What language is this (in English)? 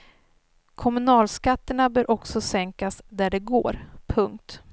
Swedish